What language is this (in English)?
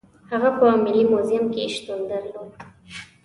Pashto